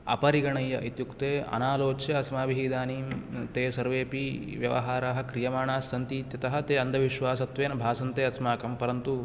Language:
Sanskrit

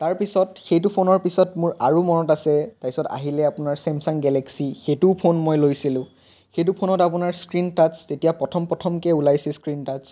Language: Assamese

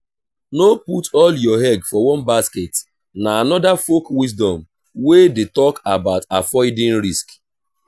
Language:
Nigerian Pidgin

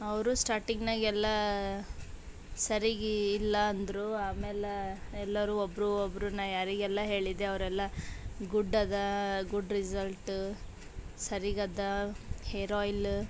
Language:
Kannada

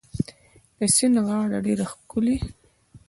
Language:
Pashto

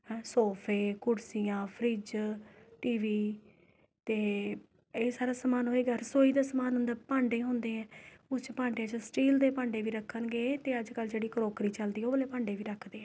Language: Punjabi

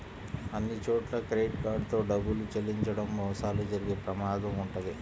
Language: Telugu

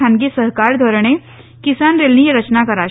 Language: Gujarati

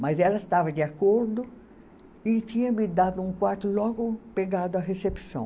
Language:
Portuguese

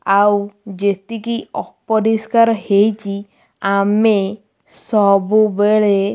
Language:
Odia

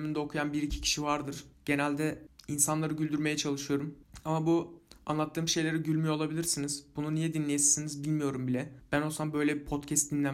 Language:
Turkish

